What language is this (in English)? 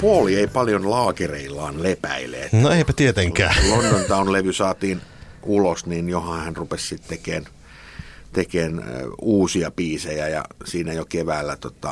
Finnish